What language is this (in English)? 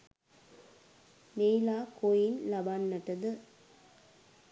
Sinhala